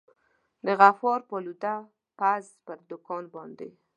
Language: Pashto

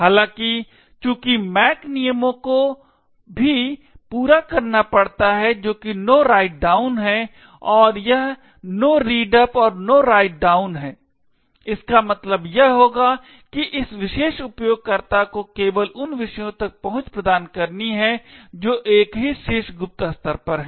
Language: Hindi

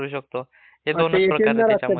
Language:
Marathi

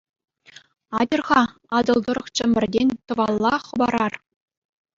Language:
Chuvash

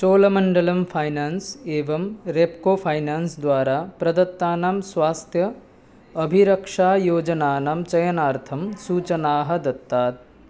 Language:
Sanskrit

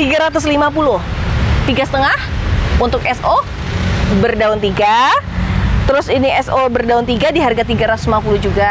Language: Indonesian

